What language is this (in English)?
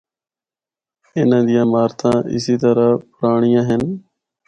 Northern Hindko